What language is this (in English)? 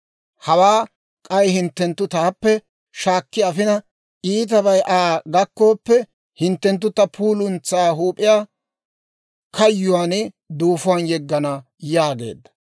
Dawro